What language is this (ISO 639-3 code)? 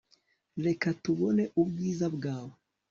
kin